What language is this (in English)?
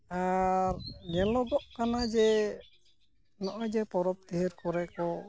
Santali